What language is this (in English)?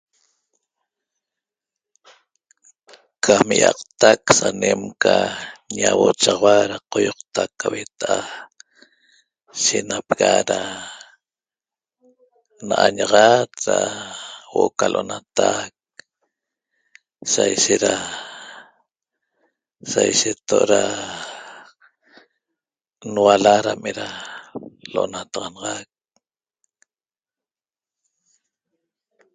Toba